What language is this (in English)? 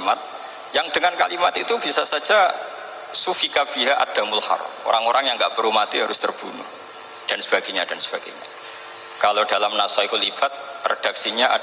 Indonesian